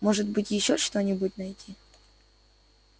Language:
Russian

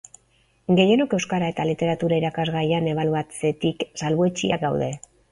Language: Basque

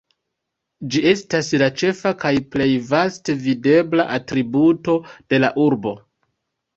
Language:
Esperanto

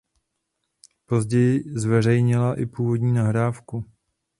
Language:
Czech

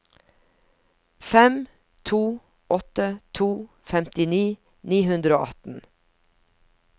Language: Norwegian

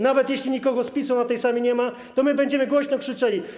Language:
Polish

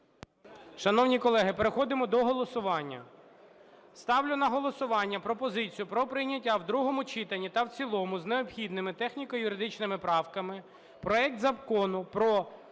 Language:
Ukrainian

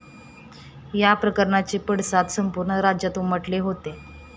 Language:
Marathi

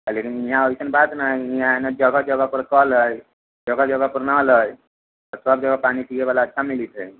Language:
Maithili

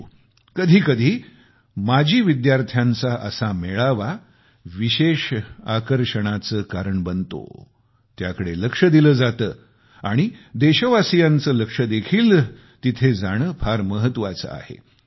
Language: Marathi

